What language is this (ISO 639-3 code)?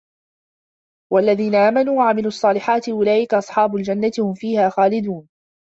ara